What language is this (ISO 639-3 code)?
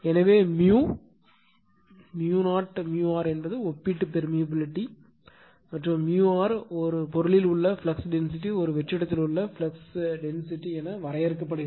tam